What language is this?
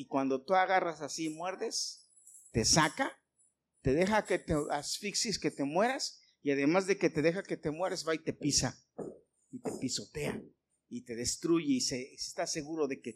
Spanish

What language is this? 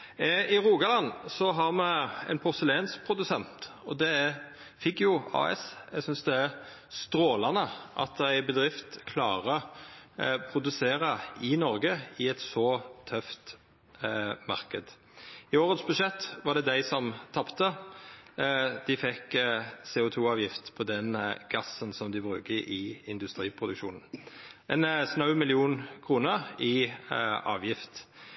Norwegian Nynorsk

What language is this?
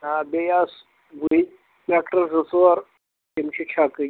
Kashmiri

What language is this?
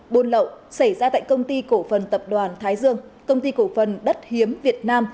Vietnamese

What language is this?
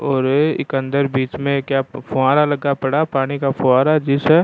Rajasthani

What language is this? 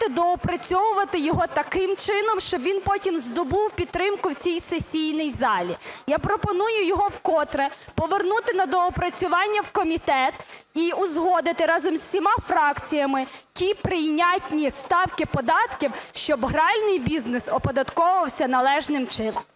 Ukrainian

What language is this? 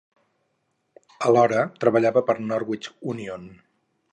Catalan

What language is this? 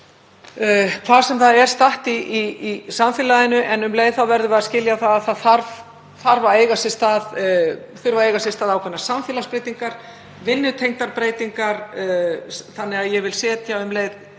Icelandic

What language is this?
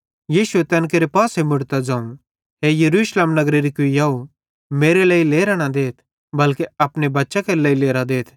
Bhadrawahi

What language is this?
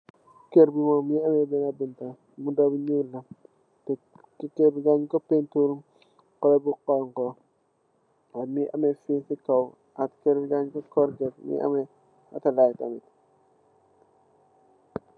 Wolof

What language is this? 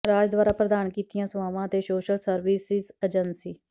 Punjabi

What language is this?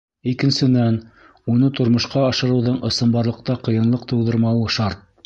Bashkir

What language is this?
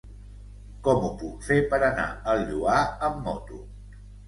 Catalan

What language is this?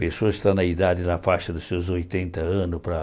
Portuguese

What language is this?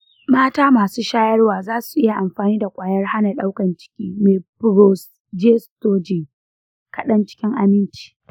Hausa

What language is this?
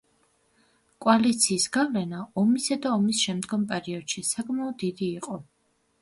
Georgian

